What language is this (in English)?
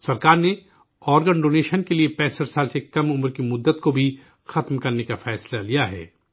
Urdu